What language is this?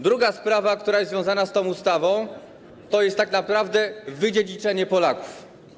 Polish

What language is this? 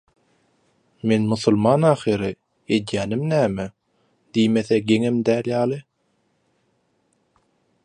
Turkmen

